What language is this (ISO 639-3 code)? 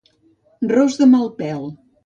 cat